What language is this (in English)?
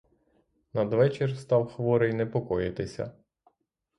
Ukrainian